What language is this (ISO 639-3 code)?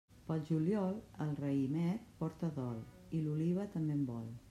cat